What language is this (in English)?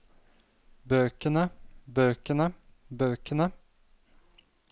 Norwegian